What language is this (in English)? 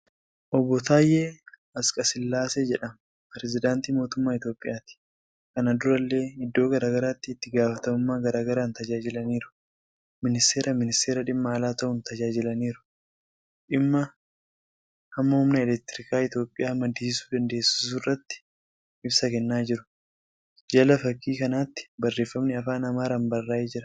Oromo